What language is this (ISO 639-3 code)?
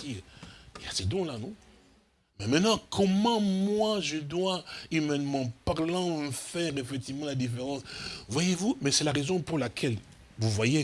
fra